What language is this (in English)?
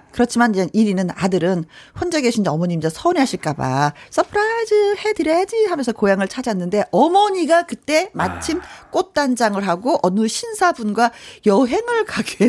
Korean